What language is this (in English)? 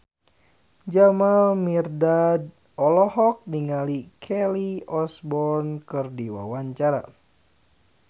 Sundanese